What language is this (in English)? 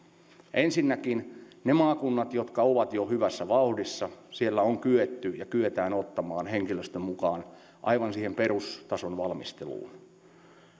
Finnish